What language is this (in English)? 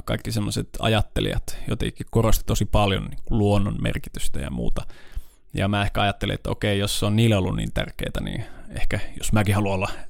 Finnish